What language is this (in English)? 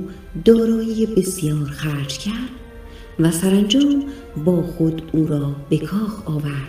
Persian